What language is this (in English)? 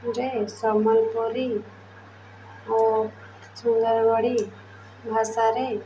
Odia